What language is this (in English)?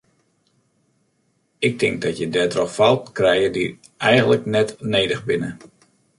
Western Frisian